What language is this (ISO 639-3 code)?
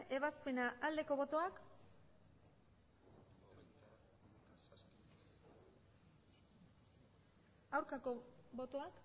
eus